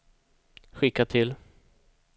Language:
Swedish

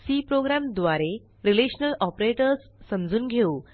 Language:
Marathi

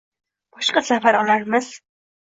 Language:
Uzbek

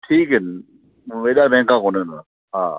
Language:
Sindhi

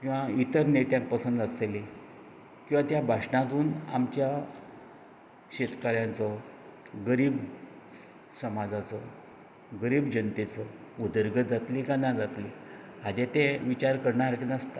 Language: Konkani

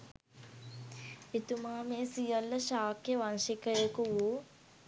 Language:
Sinhala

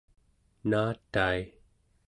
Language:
Central Yupik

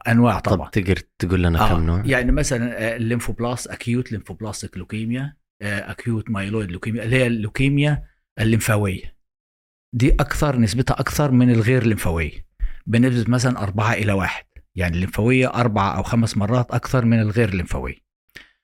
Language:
Arabic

